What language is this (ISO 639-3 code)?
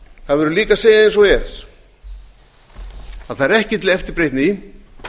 isl